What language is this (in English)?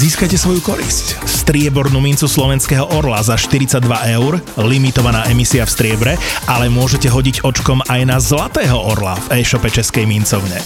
Slovak